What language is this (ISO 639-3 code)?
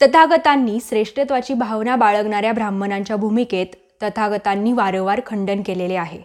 mar